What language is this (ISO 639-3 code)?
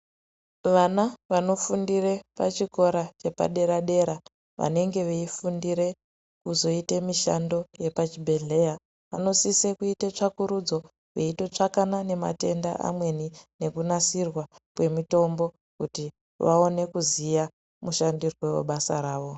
ndc